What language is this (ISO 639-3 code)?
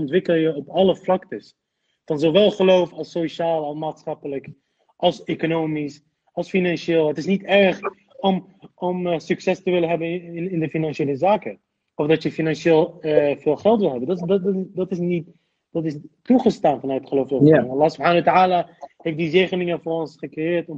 nld